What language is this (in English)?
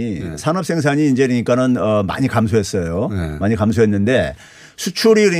Korean